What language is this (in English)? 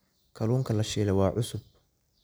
Somali